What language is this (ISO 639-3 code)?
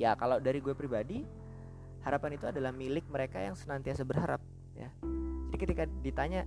ind